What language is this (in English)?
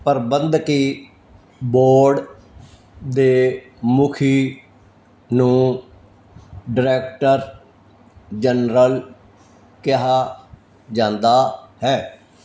Punjabi